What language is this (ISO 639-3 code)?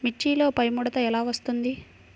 tel